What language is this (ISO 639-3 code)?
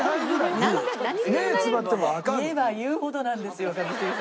jpn